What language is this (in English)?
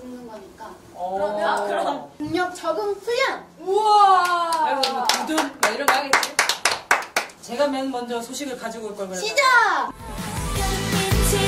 Korean